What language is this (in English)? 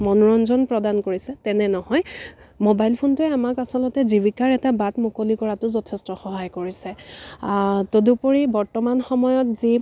Assamese